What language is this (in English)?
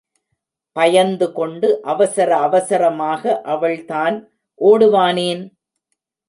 Tamil